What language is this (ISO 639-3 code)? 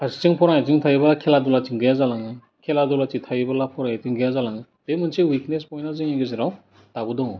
brx